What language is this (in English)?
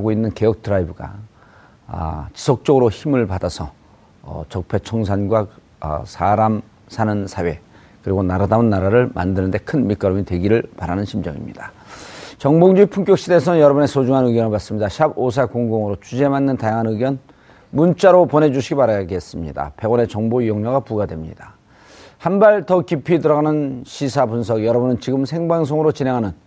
Korean